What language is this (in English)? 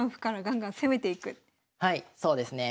Japanese